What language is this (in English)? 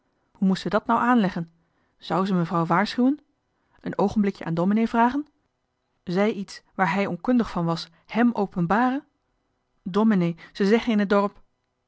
Dutch